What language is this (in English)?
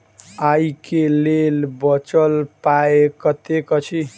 Maithili